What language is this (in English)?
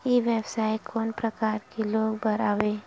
Chhattisgarhi